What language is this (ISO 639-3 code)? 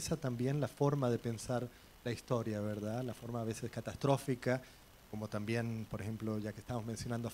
spa